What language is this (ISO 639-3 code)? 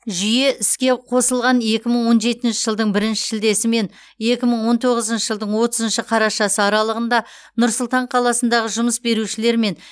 kaz